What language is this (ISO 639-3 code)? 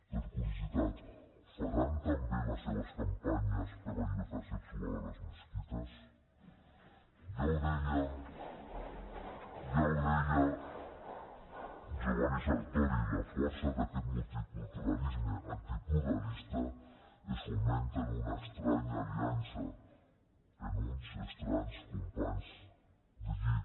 cat